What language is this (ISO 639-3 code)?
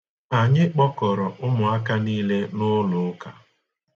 ibo